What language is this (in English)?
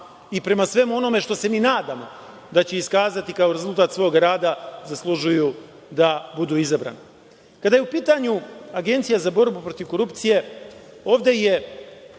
Serbian